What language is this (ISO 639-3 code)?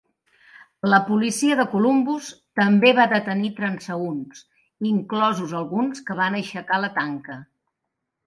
cat